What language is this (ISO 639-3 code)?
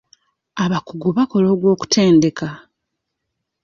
lug